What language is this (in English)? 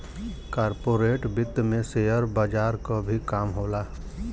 Bhojpuri